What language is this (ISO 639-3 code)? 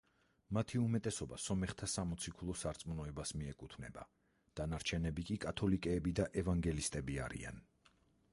kat